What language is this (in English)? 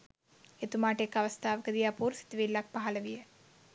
Sinhala